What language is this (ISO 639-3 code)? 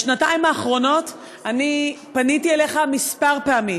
heb